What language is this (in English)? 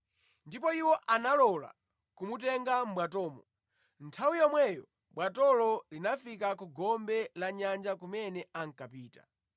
Nyanja